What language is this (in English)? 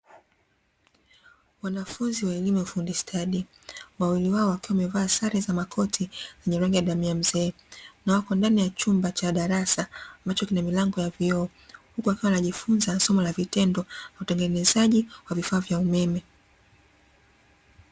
Swahili